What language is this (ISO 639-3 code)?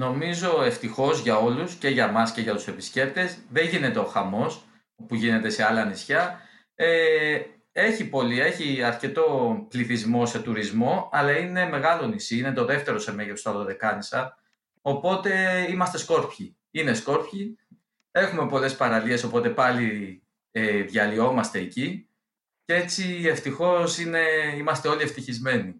ell